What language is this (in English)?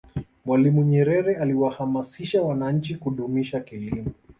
Swahili